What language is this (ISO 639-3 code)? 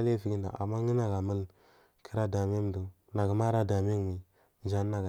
mfm